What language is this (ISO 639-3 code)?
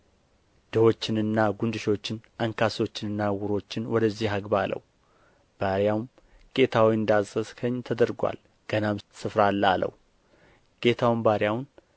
amh